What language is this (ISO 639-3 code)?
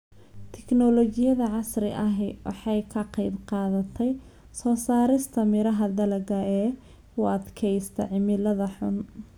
som